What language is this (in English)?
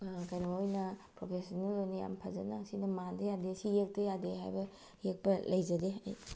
Manipuri